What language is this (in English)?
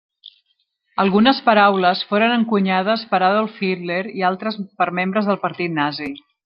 Catalan